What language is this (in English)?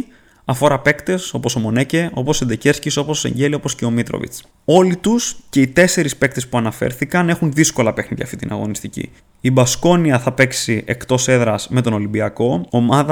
Greek